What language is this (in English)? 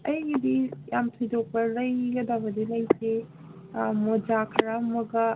Manipuri